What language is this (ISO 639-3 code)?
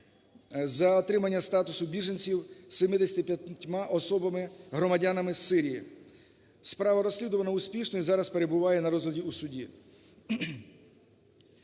ukr